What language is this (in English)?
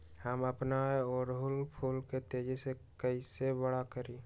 Magahi